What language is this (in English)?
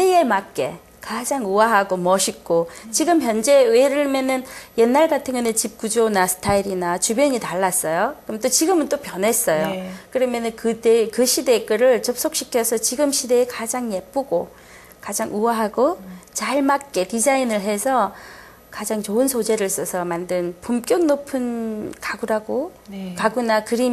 Korean